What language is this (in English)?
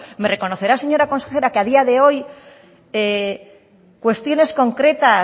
Spanish